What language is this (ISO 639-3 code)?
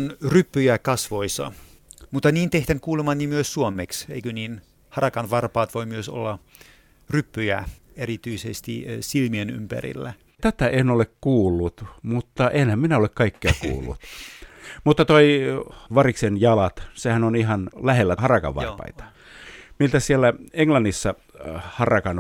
fin